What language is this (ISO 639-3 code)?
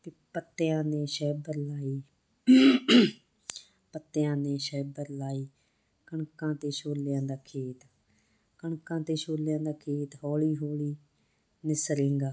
pan